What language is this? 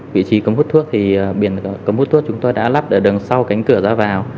Vietnamese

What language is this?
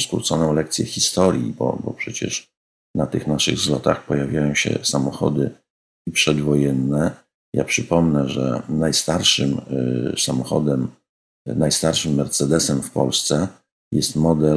Polish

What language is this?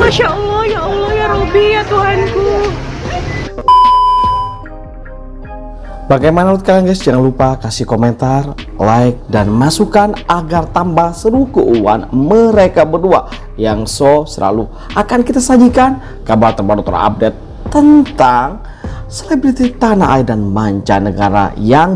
Indonesian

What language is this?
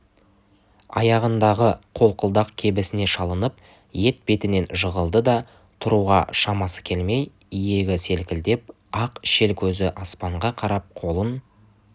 Kazakh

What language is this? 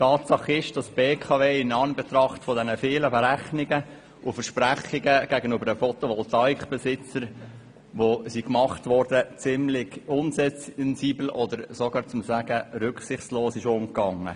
Swiss German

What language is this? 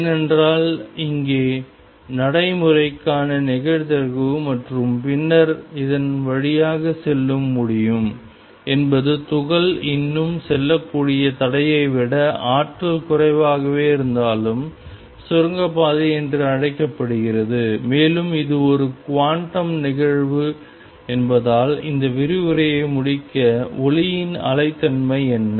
Tamil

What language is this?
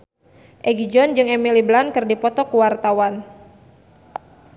Sundanese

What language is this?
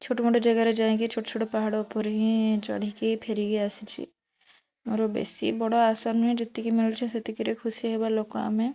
Odia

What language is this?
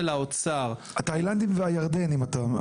Hebrew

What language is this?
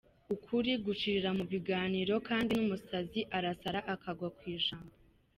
Kinyarwanda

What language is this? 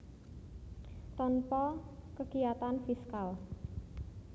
Javanese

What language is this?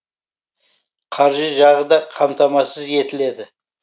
Kazakh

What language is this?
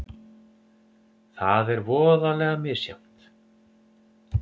Icelandic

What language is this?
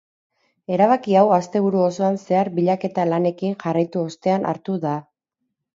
Basque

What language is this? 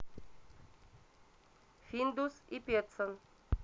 Russian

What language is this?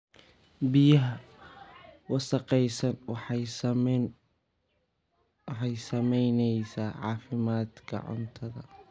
Somali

